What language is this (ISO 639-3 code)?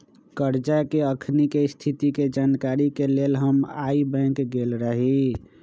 mag